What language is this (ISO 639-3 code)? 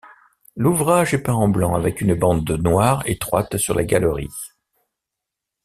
fra